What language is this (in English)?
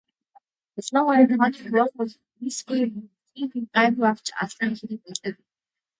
Mongolian